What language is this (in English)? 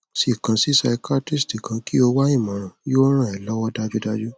Yoruba